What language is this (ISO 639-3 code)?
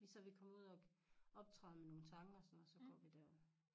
dan